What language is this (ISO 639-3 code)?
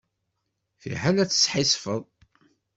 kab